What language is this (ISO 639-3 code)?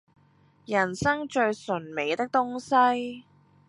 yue